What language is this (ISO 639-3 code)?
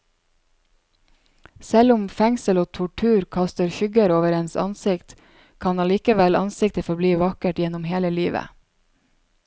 nor